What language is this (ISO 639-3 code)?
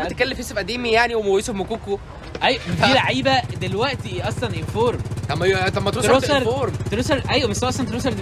ara